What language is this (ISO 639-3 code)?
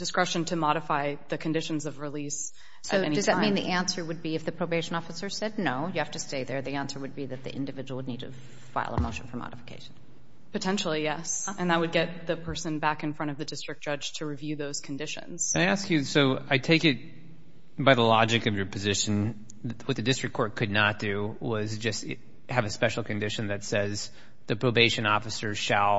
eng